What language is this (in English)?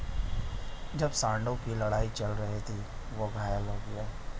Hindi